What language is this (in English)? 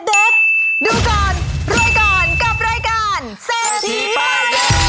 Thai